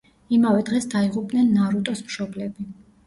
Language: Georgian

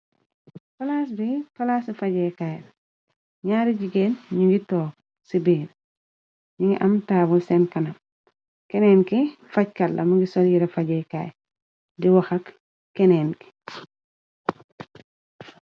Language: Wolof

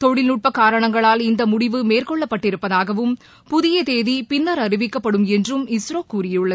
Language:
Tamil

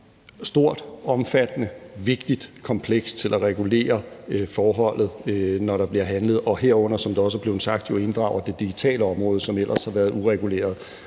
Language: Danish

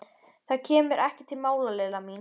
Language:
Icelandic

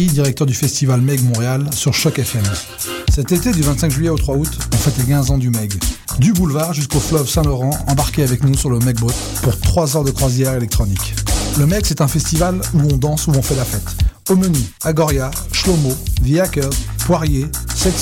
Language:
French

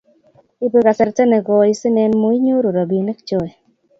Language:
Kalenjin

